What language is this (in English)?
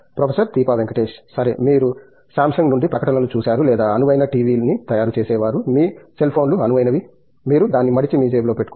Telugu